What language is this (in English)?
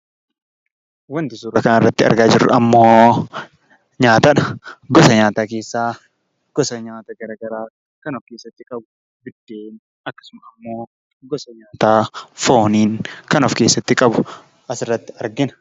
Oromo